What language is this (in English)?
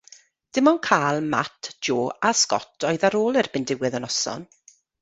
Welsh